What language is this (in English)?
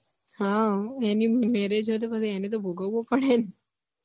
Gujarati